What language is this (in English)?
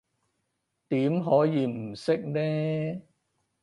Cantonese